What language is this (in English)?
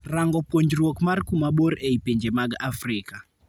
Luo (Kenya and Tanzania)